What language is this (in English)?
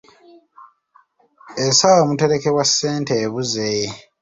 Ganda